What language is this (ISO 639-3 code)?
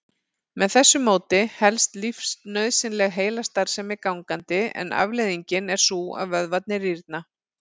isl